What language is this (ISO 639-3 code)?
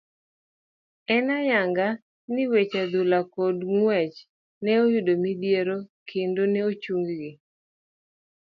luo